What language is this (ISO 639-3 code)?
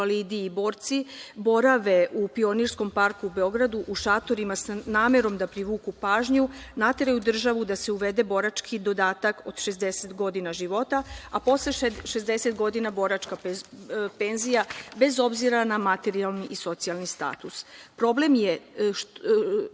srp